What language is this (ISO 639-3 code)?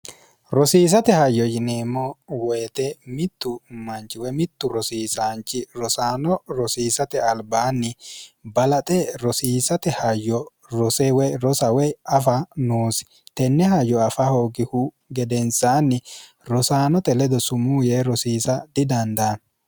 sid